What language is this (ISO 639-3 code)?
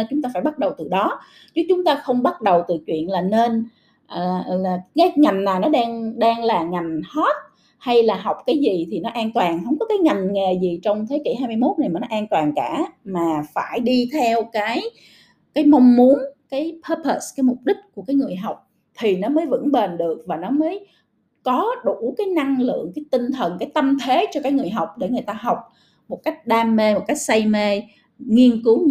vie